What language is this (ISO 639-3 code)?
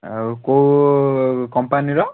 ori